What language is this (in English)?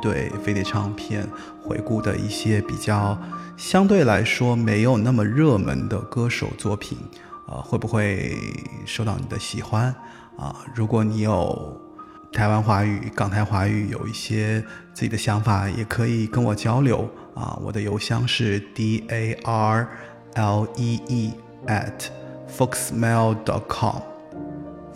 Chinese